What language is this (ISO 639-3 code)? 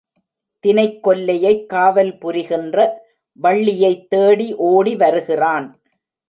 tam